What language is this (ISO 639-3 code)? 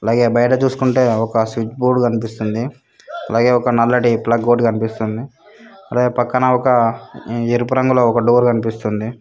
tel